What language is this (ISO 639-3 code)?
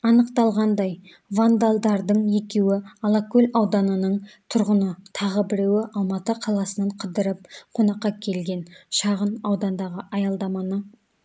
kaz